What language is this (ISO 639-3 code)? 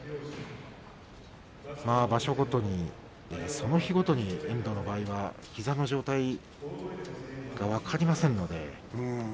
jpn